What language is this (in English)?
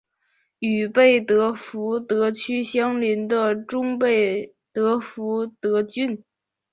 Chinese